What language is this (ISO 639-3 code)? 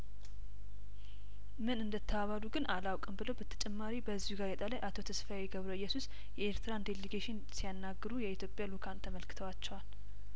amh